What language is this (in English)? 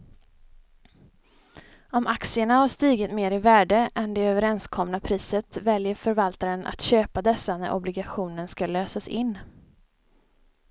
Swedish